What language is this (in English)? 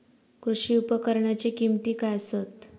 Marathi